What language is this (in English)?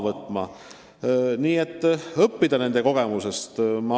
Estonian